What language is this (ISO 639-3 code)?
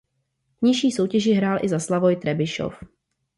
ces